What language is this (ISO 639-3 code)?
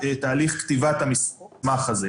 heb